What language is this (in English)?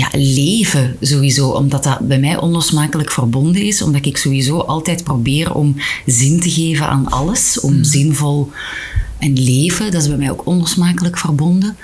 Dutch